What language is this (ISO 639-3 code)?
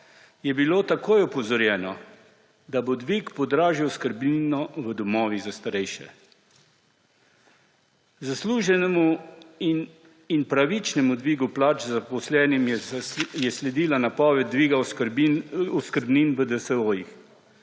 slv